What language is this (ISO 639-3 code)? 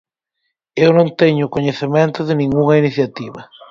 glg